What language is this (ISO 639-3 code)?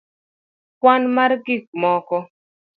luo